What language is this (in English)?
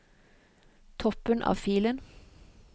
Norwegian